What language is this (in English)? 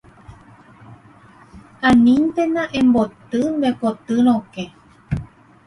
Guarani